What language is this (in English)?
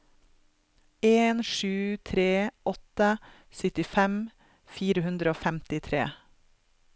Norwegian